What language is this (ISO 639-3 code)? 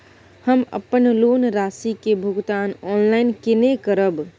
mai